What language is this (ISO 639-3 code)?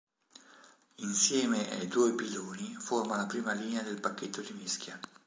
ita